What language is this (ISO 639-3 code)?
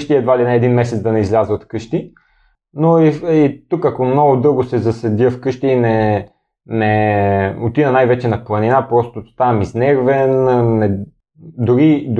bul